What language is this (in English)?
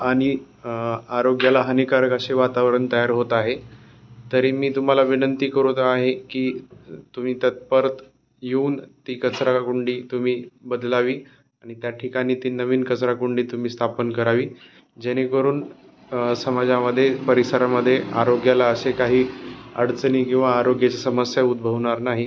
Marathi